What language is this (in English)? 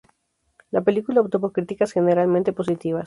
Spanish